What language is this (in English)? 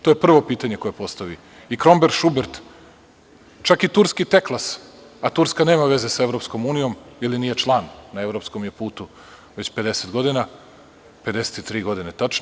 Serbian